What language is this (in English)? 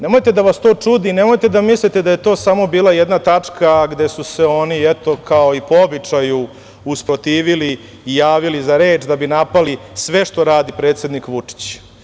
Serbian